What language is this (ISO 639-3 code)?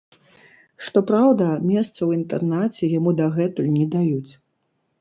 bel